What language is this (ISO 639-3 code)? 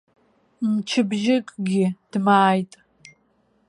abk